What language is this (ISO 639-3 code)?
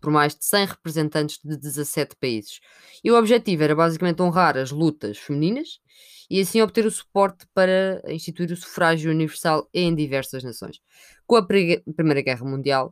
por